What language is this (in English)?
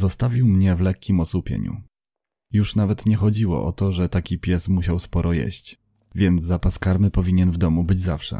Polish